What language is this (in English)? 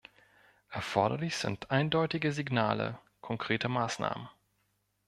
German